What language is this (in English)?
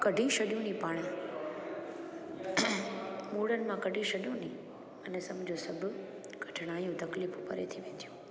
Sindhi